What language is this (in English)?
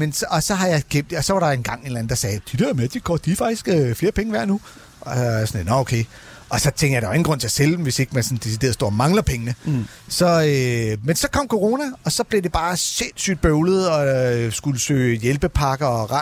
Danish